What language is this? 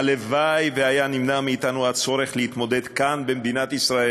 Hebrew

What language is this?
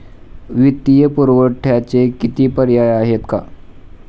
Marathi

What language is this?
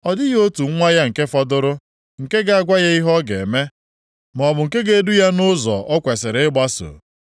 Igbo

